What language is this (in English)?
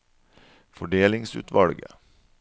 Norwegian